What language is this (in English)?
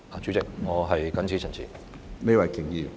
Cantonese